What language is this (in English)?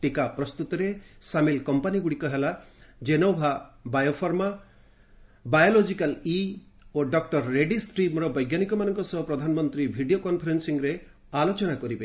Odia